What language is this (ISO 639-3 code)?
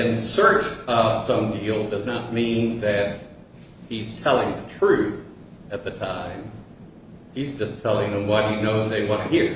eng